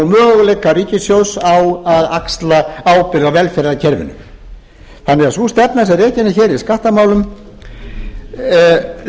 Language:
Icelandic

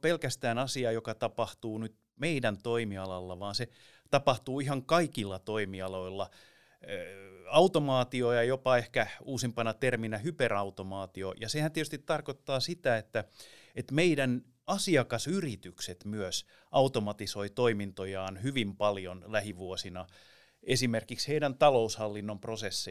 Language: Finnish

